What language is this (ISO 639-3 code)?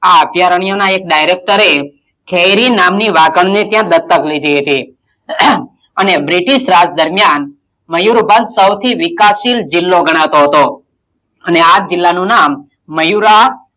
guj